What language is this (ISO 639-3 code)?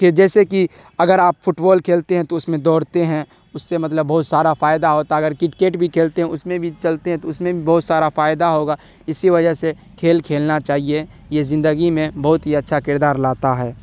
urd